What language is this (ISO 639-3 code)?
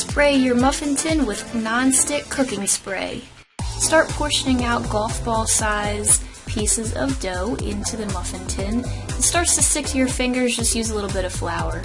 eng